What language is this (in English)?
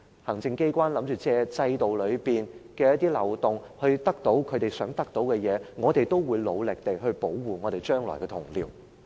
Cantonese